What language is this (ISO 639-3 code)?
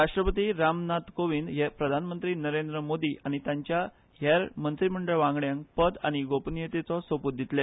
kok